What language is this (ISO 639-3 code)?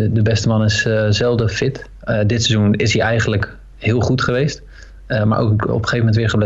nld